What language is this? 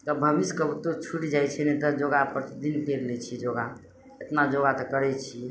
Maithili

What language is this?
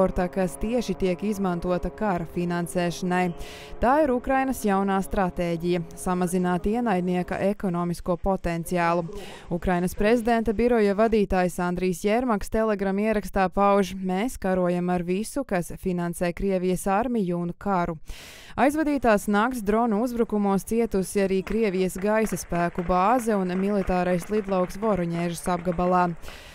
Latvian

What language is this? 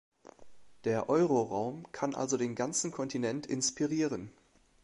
German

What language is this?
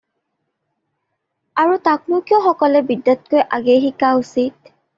Assamese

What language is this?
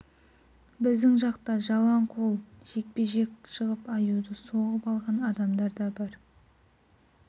Kazakh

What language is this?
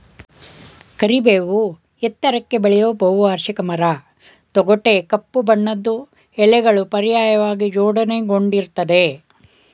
Kannada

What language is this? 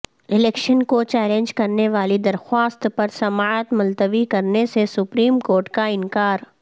Urdu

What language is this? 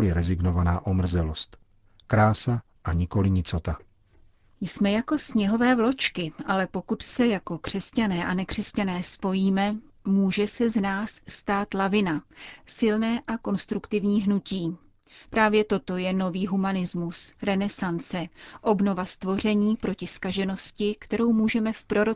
Czech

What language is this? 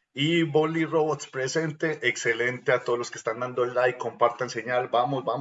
Spanish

